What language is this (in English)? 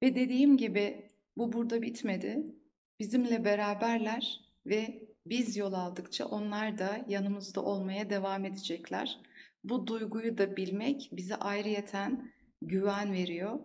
Turkish